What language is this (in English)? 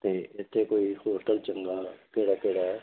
Punjabi